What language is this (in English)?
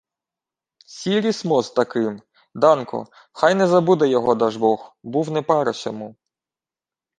Ukrainian